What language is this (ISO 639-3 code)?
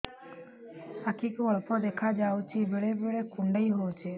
ori